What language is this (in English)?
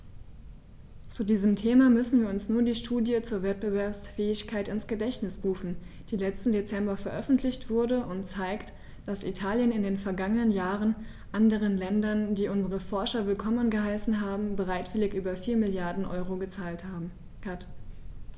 German